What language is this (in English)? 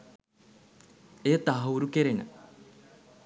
Sinhala